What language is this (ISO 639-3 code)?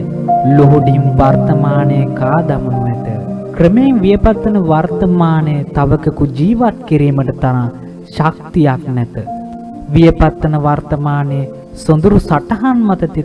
sin